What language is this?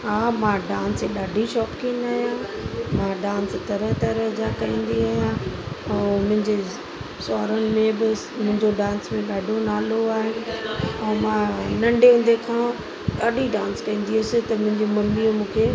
Sindhi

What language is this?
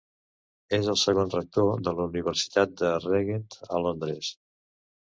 Catalan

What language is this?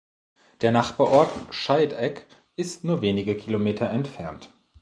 German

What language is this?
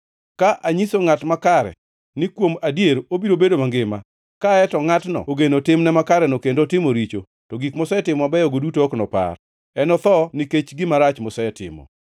Luo (Kenya and Tanzania)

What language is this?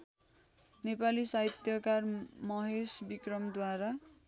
Nepali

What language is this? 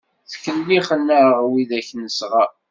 Kabyle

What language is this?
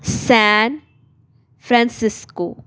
Punjabi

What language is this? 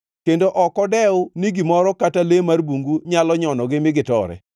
Luo (Kenya and Tanzania)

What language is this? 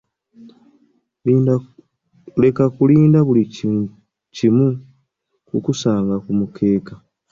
Ganda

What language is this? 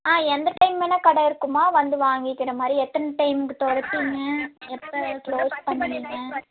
Tamil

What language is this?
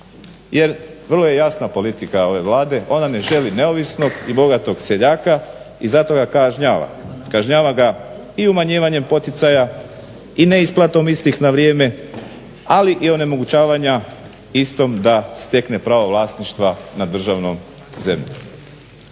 Croatian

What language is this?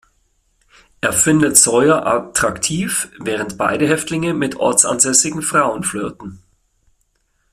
German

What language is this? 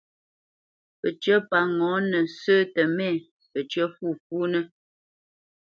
Bamenyam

